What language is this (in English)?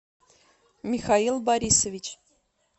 Russian